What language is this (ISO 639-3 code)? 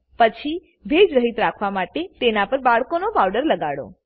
guj